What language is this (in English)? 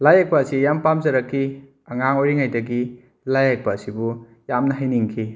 Manipuri